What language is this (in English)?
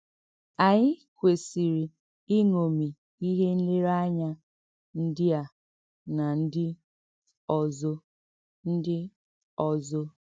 Igbo